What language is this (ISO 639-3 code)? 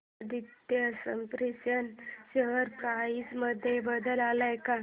mar